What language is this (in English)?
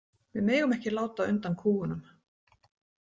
Icelandic